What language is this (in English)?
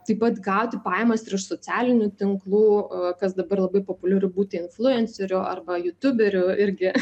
Lithuanian